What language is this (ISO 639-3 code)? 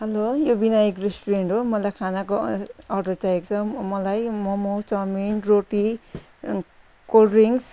nep